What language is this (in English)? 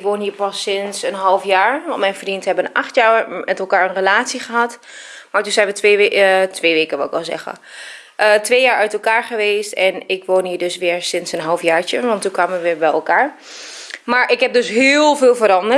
Dutch